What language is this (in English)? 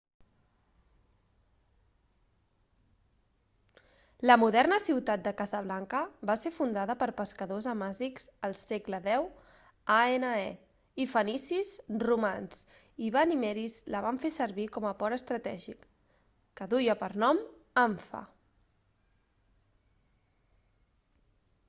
Catalan